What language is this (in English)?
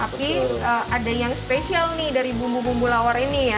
Indonesian